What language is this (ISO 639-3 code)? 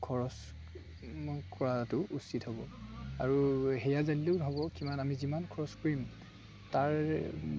asm